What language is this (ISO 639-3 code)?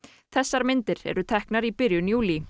isl